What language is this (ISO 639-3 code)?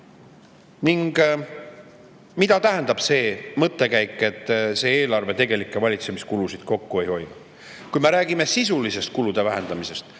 est